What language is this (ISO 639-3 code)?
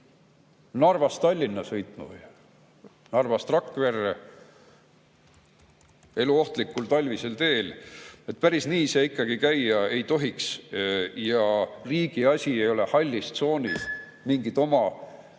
est